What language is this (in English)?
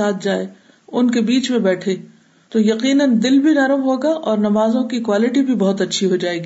Urdu